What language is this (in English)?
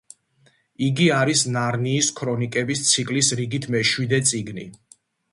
Georgian